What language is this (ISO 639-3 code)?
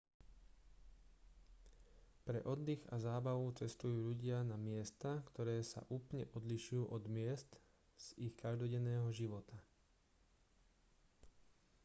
slk